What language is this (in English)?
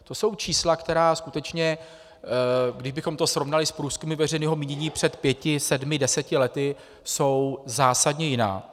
Czech